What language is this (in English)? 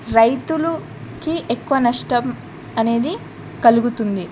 Telugu